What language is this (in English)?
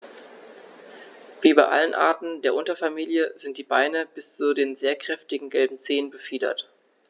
German